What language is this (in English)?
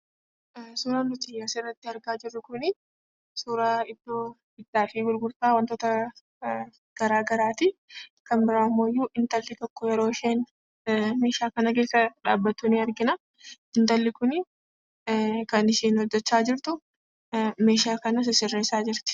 Oromo